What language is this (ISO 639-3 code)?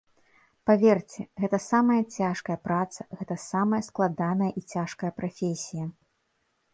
bel